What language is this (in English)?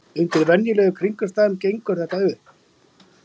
Icelandic